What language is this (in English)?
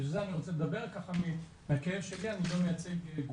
Hebrew